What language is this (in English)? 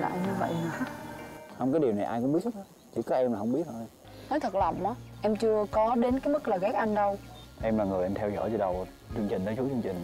Vietnamese